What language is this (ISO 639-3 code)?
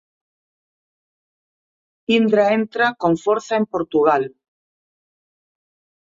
glg